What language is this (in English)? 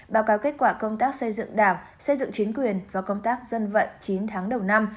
Vietnamese